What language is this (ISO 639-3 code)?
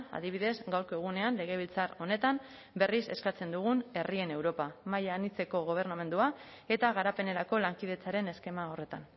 eus